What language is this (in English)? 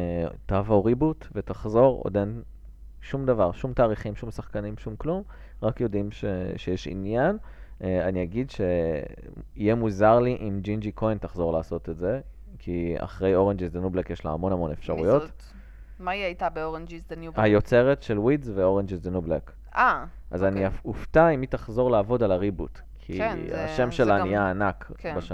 Hebrew